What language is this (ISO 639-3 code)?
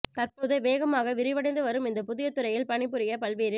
tam